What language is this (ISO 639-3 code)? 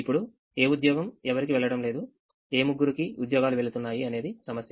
tel